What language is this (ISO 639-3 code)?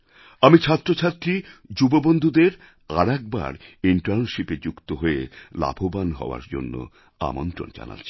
ben